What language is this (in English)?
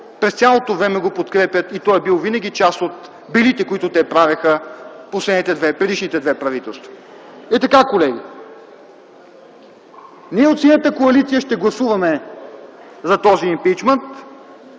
Bulgarian